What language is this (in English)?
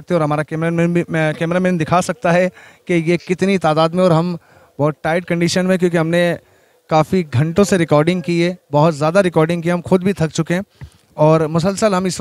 Hindi